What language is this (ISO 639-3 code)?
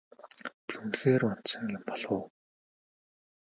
mon